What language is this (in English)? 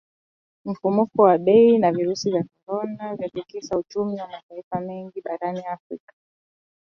Swahili